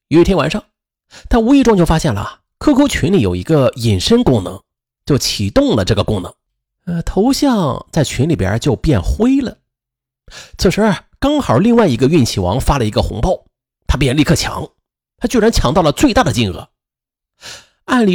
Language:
Chinese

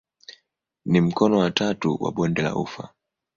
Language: Swahili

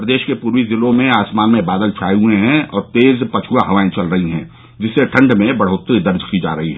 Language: Hindi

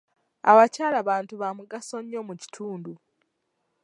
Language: Ganda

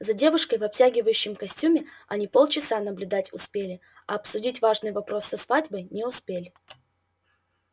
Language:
Russian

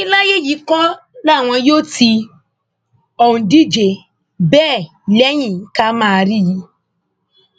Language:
Yoruba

